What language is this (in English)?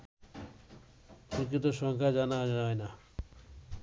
Bangla